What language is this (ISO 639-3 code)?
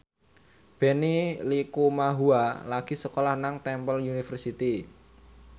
jav